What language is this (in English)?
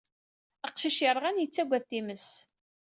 Kabyle